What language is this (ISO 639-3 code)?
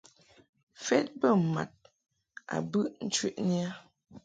mhk